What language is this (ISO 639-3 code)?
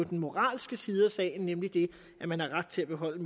dan